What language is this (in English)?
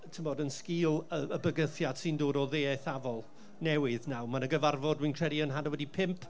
Welsh